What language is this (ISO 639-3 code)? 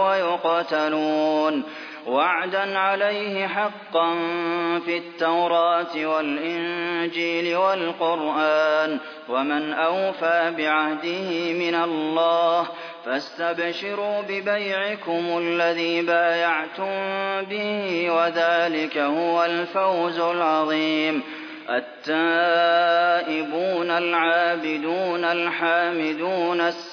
ara